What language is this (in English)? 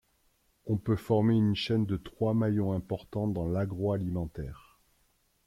French